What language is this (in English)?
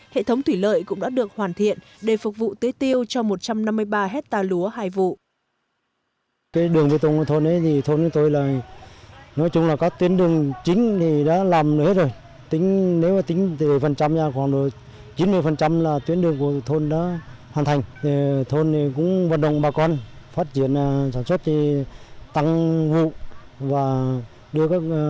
Vietnamese